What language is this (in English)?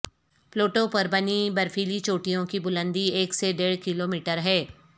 Urdu